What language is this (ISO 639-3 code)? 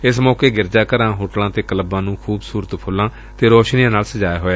pan